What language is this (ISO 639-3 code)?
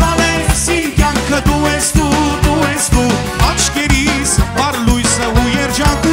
bul